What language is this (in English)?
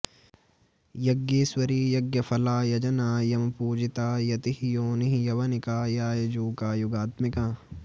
Sanskrit